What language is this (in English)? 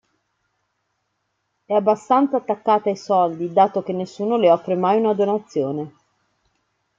Italian